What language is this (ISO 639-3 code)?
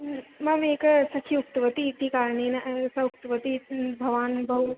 san